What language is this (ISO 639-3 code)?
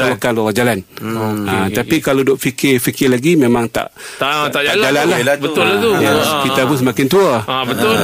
msa